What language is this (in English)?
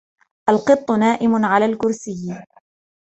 Arabic